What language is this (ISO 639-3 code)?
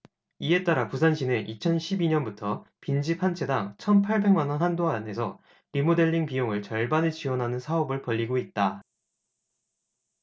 kor